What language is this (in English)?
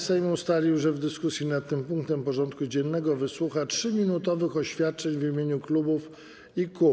Polish